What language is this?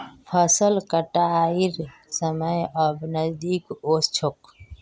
Magahi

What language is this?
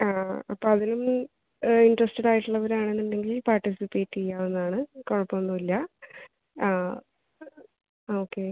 Malayalam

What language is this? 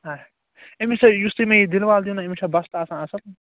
Kashmiri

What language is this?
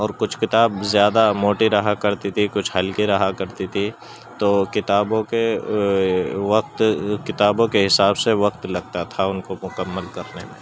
Urdu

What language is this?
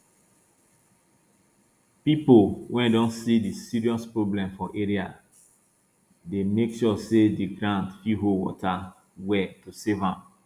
Nigerian Pidgin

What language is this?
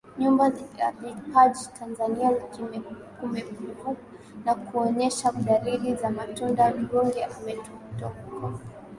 Swahili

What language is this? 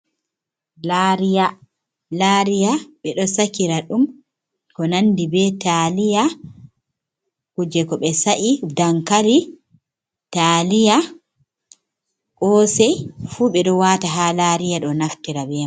Fula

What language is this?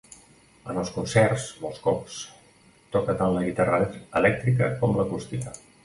Catalan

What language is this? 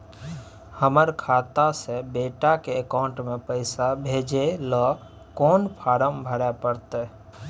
Maithili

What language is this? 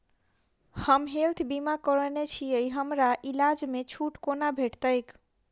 Maithili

